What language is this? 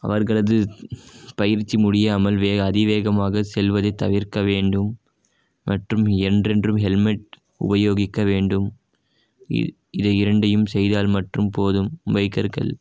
Tamil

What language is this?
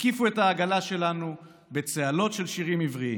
Hebrew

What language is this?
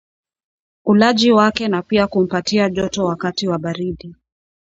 Swahili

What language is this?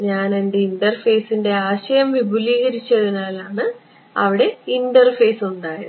Malayalam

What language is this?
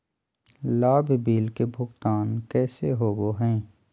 Magahi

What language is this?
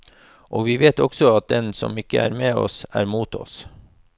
Norwegian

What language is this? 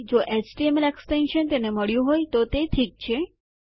Gujarati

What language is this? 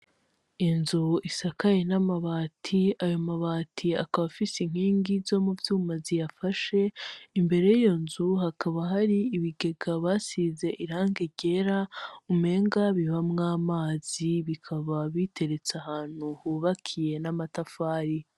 Rundi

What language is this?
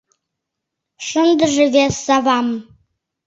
Mari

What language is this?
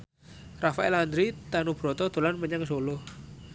Javanese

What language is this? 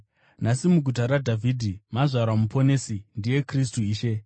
Shona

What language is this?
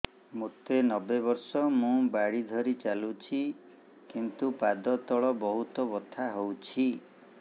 Odia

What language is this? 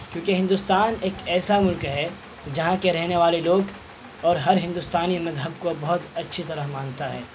Urdu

